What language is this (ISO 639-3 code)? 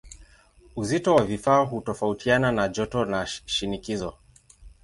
swa